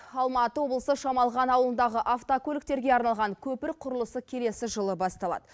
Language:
Kazakh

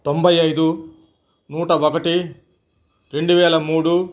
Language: Telugu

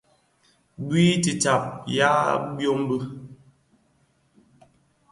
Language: Bafia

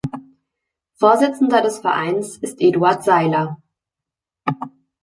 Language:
German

